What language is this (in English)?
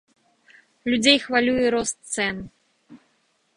Belarusian